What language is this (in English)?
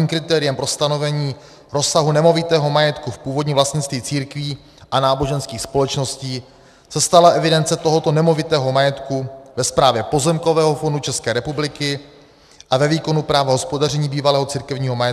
Czech